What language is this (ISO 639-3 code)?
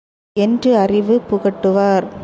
tam